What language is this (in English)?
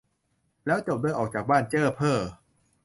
Thai